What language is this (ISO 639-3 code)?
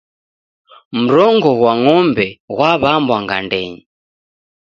dav